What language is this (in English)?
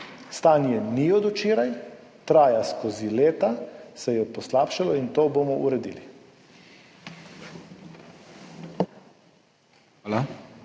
Slovenian